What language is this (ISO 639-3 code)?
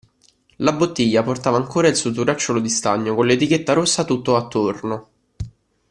ita